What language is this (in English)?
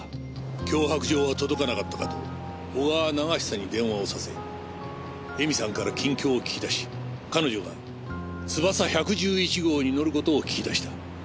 Japanese